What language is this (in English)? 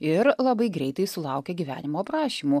Lithuanian